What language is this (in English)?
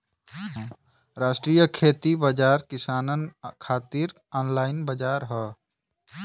Bhojpuri